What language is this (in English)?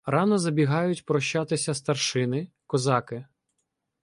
Ukrainian